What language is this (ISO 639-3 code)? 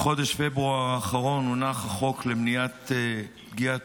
heb